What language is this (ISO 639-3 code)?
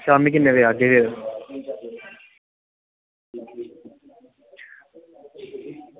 doi